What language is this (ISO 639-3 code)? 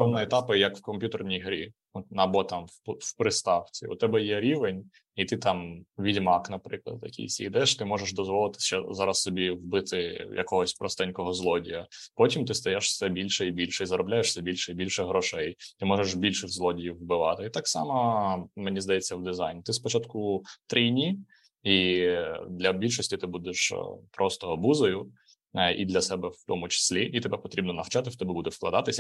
ukr